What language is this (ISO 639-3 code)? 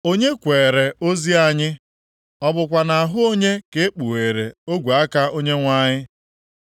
ibo